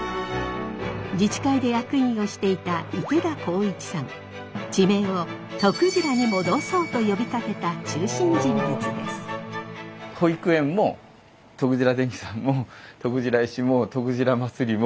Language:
Japanese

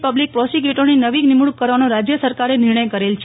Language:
Gujarati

